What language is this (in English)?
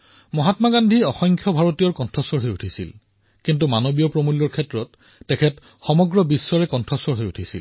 Assamese